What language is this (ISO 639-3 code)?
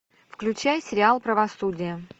rus